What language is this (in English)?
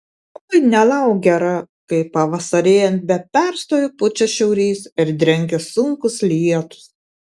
Lithuanian